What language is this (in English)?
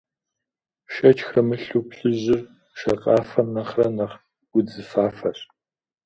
Kabardian